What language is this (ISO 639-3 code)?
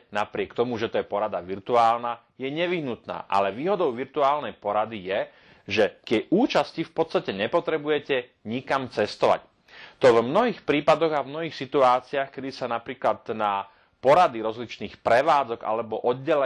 slk